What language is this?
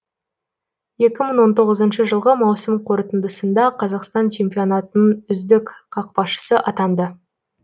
Kazakh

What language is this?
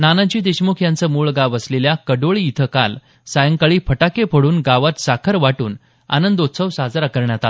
Marathi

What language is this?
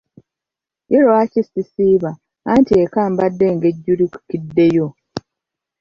Ganda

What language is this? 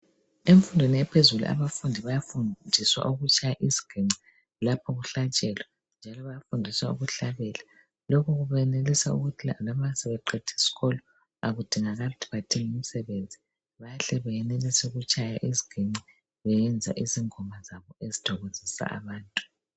North Ndebele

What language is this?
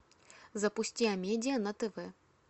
Russian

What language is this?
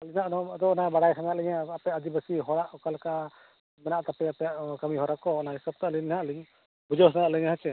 Santali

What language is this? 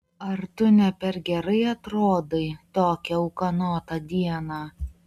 Lithuanian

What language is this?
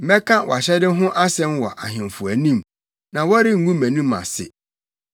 Akan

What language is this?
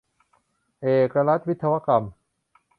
Thai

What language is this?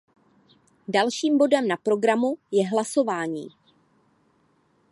Czech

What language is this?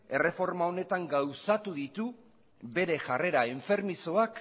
Basque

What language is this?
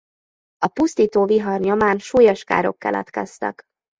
Hungarian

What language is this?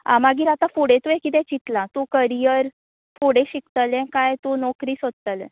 Konkani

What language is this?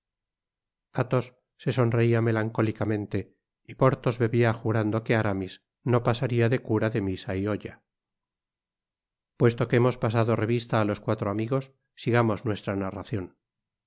Spanish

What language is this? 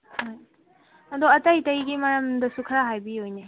Manipuri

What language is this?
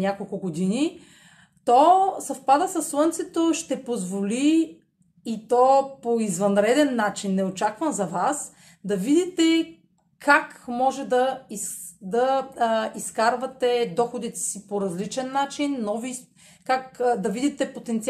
Bulgarian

